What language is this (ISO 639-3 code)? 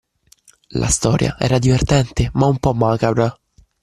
ita